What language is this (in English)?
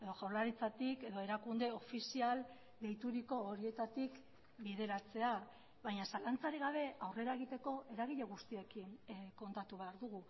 Basque